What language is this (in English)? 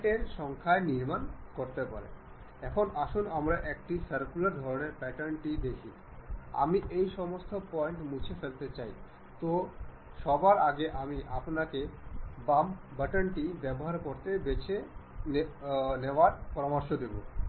Bangla